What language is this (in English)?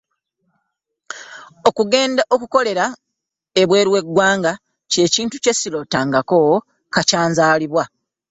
Ganda